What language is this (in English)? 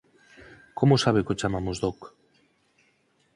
Galician